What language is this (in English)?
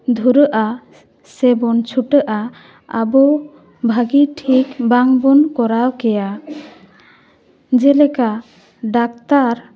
Santali